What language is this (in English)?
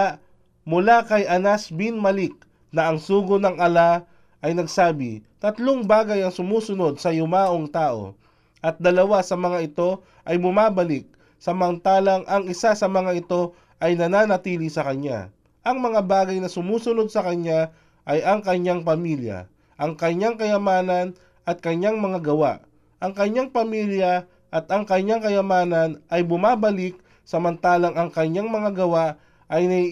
Filipino